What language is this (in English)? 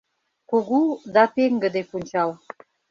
Mari